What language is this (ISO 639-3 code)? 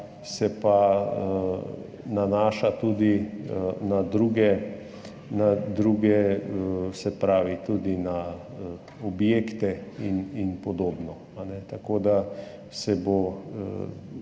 slv